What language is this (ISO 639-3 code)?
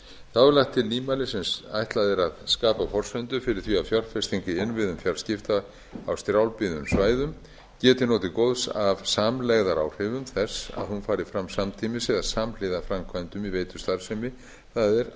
isl